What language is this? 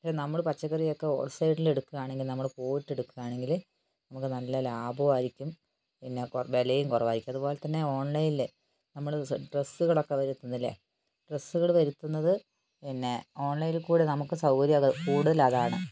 Malayalam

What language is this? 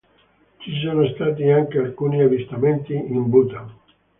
Italian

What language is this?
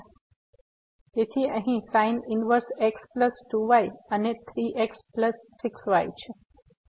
Gujarati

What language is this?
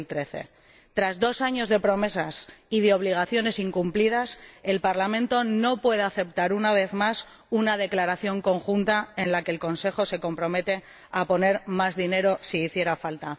Spanish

